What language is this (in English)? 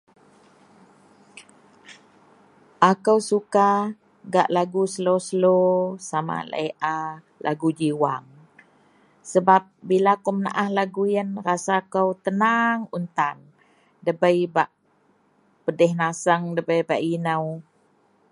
Central Melanau